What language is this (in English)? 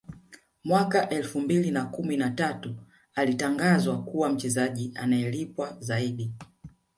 Swahili